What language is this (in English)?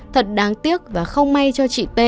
Vietnamese